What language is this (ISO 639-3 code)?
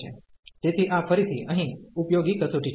guj